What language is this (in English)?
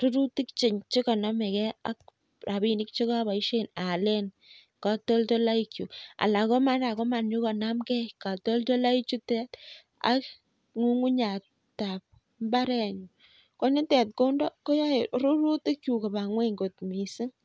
Kalenjin